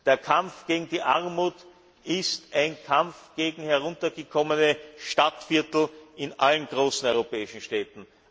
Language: German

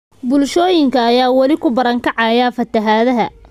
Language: Somali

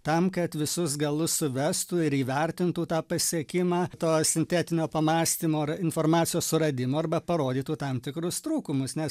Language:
Lithuanian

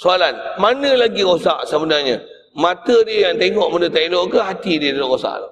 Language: Malay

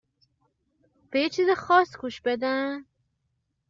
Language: Persian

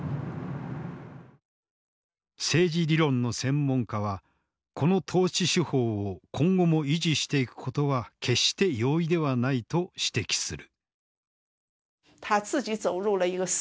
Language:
Japanese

